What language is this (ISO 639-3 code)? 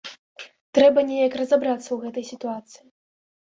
bel